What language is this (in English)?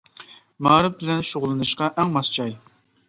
Uyghur